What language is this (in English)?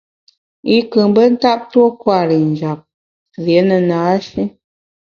Bamun